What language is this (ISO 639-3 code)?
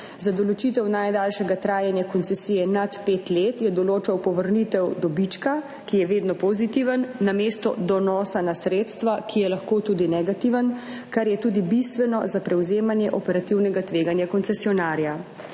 slv